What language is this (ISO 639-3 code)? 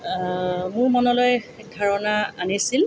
asm